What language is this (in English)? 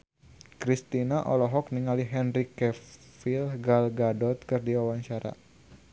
Sundanese